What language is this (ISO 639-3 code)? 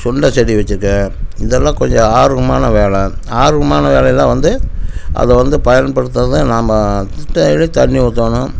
tam